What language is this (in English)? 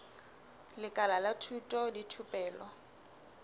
Southern Sotho